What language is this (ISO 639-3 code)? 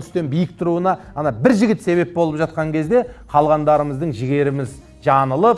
tur